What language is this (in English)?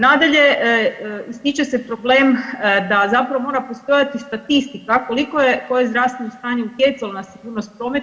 Croatian